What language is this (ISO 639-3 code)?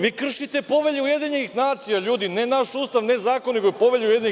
srp